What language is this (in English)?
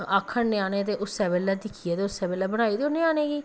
Dogri